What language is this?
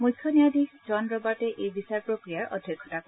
Assamese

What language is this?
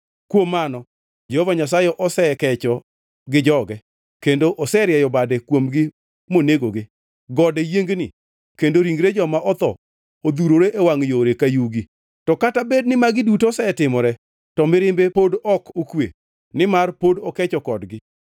Luo (Kenya and Tanzania)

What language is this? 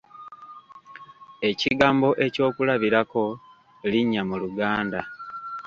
Ganda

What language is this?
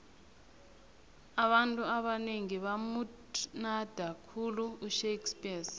South Ndebele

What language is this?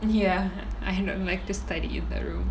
English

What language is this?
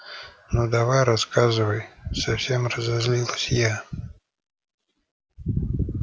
Russian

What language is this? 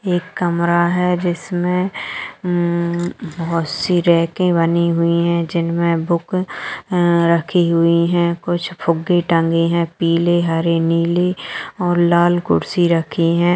Magahi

